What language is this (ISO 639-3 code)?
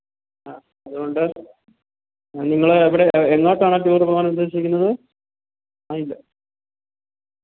mal